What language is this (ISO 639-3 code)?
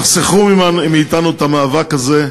heb